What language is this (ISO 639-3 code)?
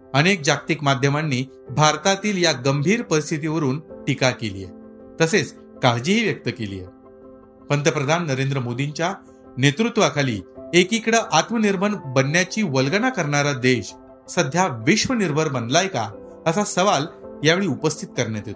mar